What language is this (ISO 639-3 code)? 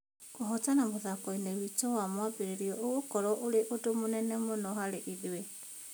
kik